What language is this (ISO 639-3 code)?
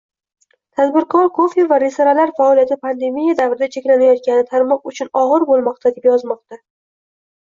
uzb